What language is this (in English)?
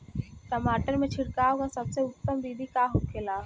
Bhojpuri